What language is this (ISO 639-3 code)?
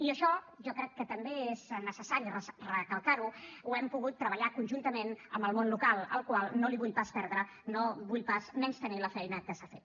cat